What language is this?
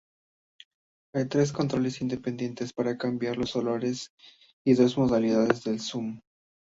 Spanish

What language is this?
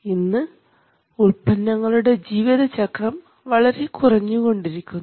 Malayalam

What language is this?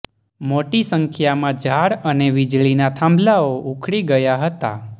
Gujarati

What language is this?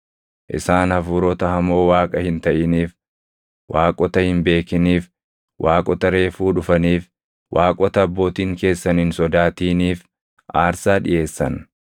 Oromo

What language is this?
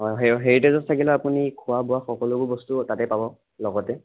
Assamese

